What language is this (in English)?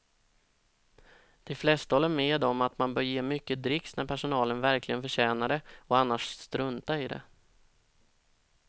Swedish